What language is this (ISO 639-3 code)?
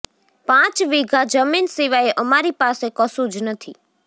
guj